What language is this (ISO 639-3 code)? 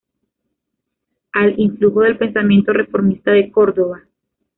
spa